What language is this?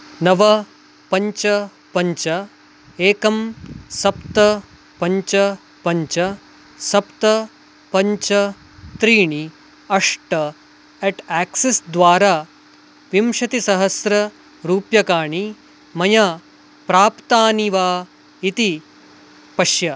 Sanskrit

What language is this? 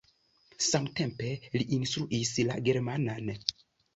Esperanto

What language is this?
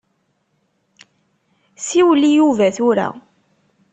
Kabyle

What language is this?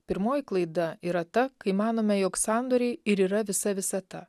Lithuanian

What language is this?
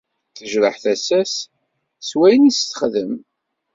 Kabyle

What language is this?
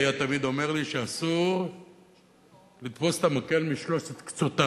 Hebrew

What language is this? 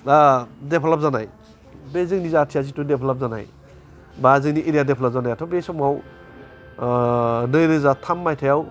Bodo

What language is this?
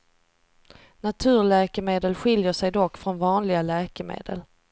Swedish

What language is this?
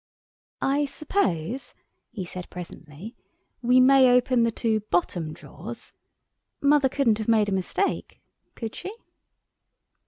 English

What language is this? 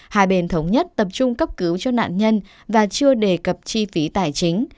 Vietnamese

